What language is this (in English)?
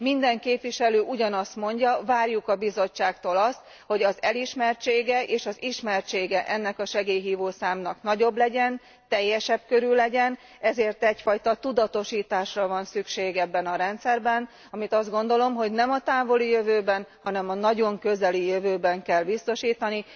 Hungarian